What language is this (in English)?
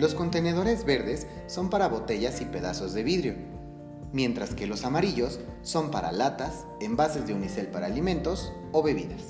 Spanish